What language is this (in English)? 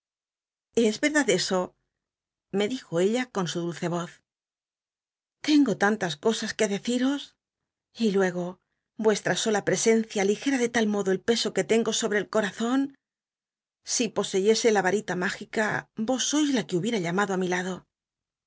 Spanish